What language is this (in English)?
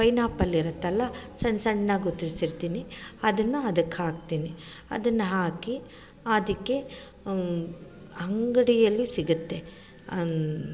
Kannada